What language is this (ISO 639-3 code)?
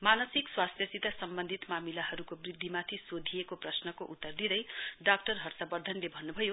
nep